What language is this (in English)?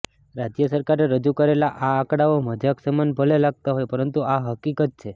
Gujarati